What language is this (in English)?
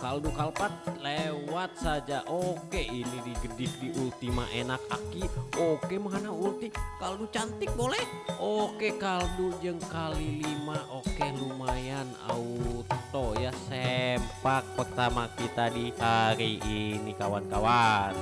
Indonesian